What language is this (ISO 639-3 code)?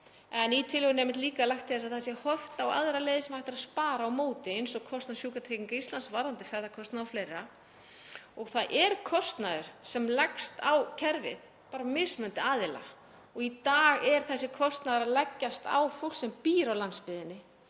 isl